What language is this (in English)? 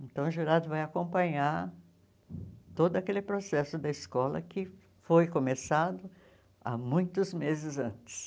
Portuguese